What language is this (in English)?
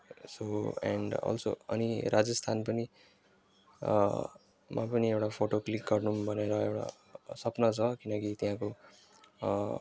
Nepali